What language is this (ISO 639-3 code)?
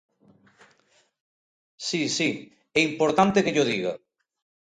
glg